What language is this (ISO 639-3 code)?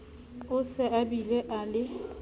sot